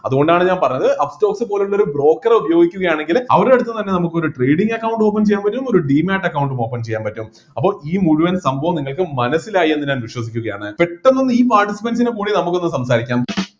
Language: Malayalam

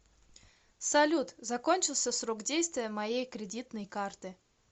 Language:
Russian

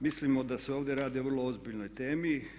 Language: Croatian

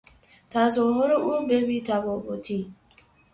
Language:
Persian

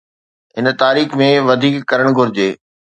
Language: Sindhi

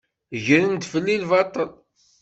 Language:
Kabyle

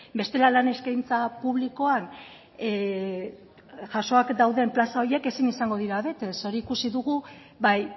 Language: Basque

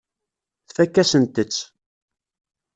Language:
Kabyle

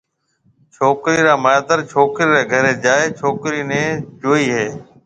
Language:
Marwari (Pakistan)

